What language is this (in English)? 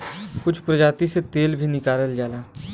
Bhojpuri